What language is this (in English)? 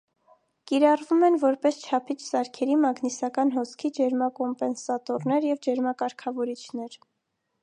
Armenian